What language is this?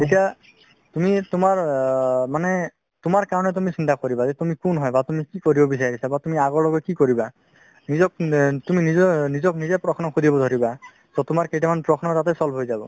Assamese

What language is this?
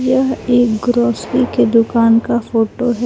Hindi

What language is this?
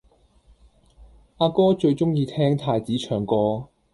Cantonese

